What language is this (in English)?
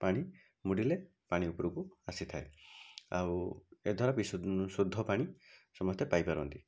Odia